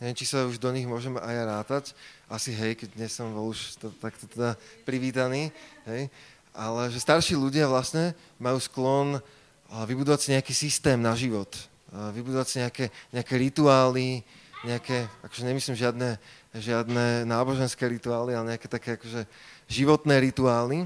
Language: Slovak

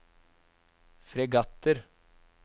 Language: Norwegian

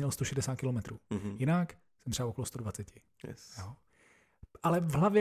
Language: Czech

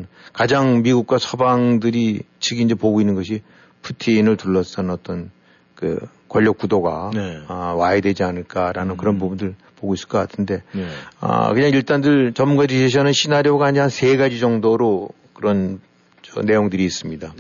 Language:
Korean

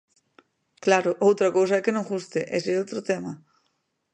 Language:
Galician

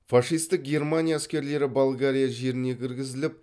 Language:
Kazakh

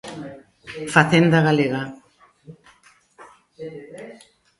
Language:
Galician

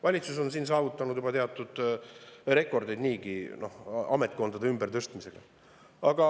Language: Estonian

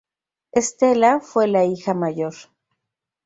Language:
Spanish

